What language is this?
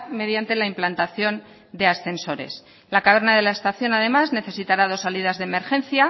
Spanish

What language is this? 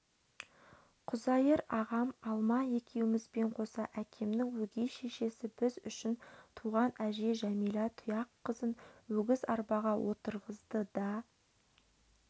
Kazakh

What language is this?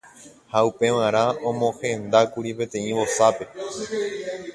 Guarani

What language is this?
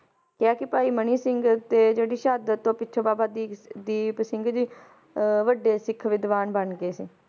Punjabi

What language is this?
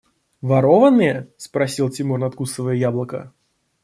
Russian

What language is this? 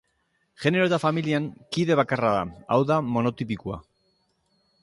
Basque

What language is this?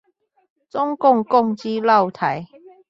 Chinese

